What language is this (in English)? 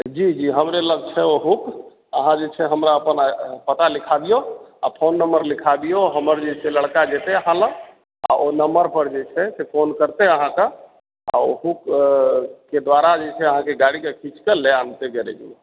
Maithili